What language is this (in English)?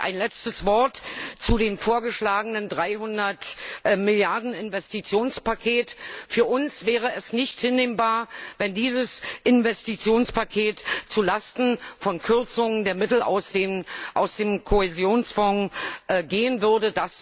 German